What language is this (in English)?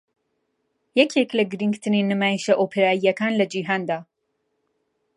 Central Kurdish